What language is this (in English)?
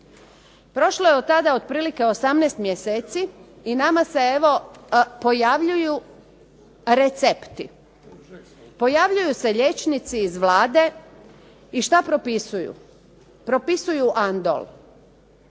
Croatian